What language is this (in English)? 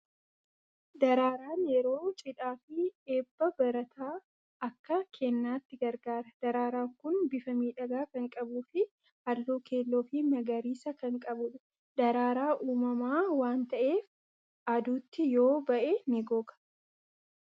Oromo